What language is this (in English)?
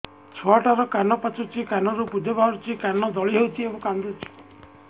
Odia